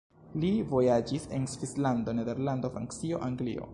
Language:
Esperanto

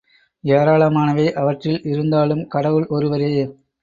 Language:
Tamil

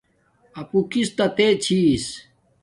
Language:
Domaaki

